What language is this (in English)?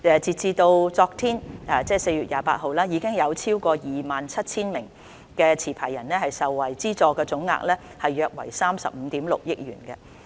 Cantonese